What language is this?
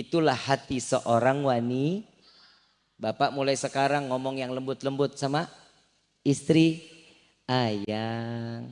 Indonesian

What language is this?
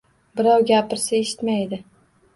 Uzbek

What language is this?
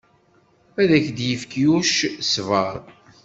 Kabyle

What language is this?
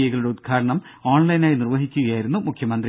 Malayalam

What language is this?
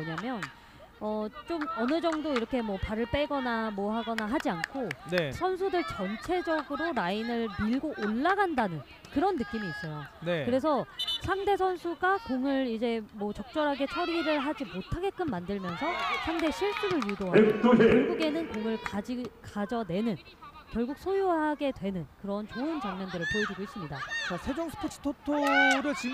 Korean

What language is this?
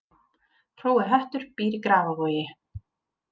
Icelandic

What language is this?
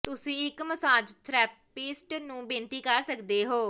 Punjabi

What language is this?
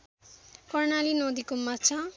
Nepali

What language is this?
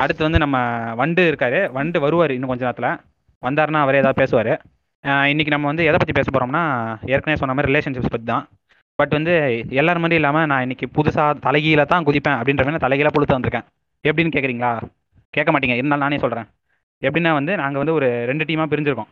Tamil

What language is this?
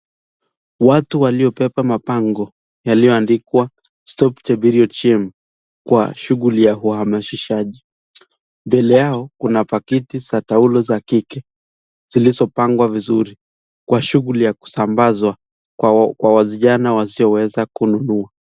Swahili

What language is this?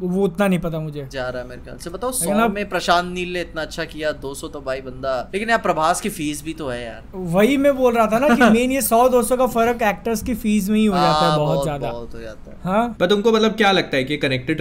Hindi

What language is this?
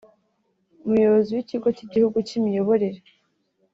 Kinyarwanda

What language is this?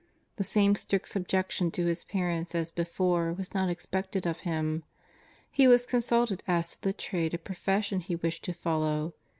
English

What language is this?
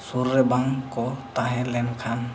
Santali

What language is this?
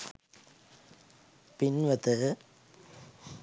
Sinhala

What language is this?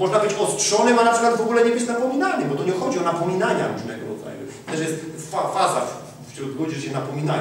Polish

